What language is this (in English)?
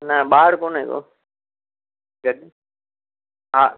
Sindhi